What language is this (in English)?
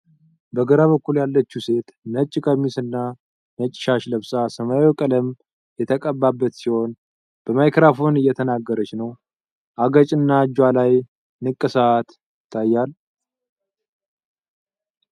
Amharic